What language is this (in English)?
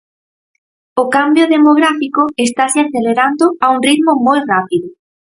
Galician